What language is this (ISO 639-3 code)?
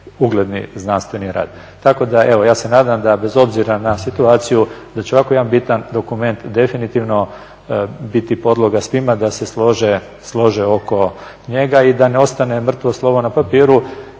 hrv